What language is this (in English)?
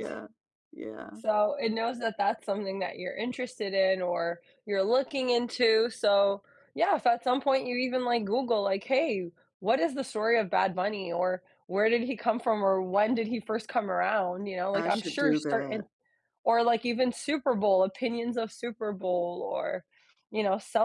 English